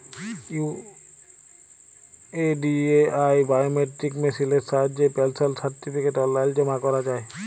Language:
Bangla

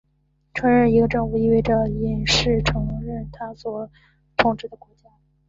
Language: Chinese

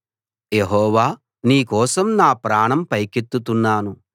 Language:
Telugu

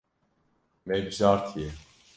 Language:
Kurdish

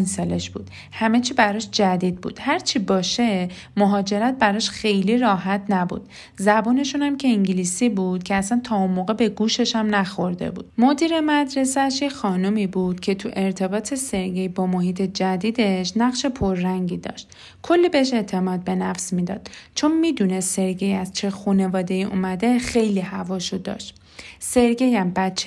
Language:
Persian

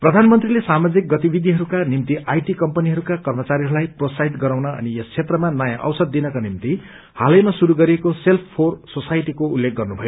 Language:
Nepali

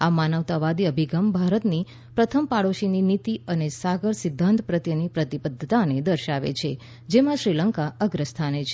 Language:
Gujarati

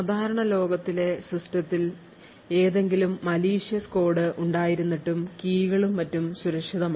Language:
Malayalam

